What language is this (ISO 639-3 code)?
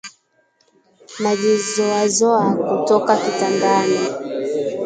swa